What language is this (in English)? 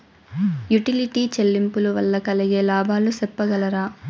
Telugu